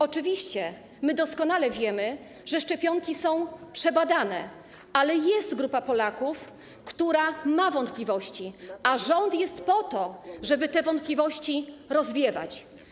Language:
Polish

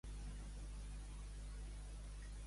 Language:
Catalan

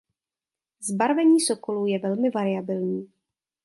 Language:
Czech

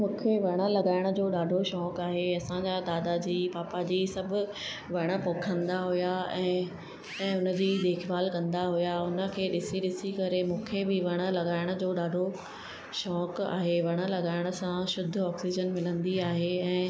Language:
Sindhi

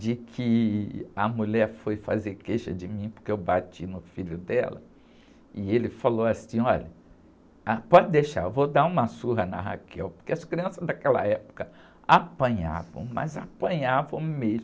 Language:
Portuguese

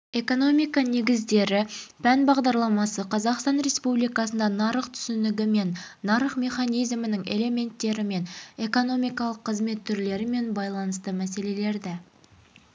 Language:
Kazakh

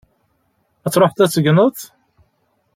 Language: Kabyle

